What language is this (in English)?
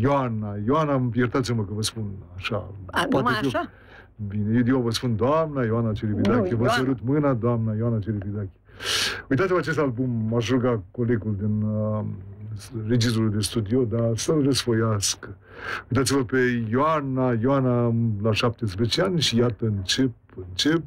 Romanian